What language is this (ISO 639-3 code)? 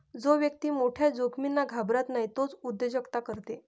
mar